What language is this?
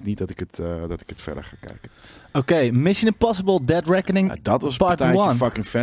Dutch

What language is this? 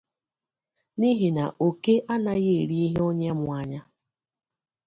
Igbo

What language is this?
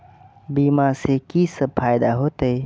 Maithili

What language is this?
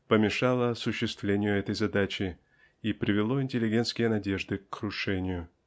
Russian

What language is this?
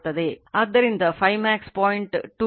Kannada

